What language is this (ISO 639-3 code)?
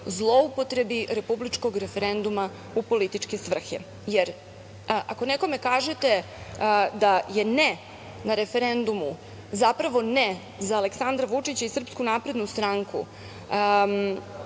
srp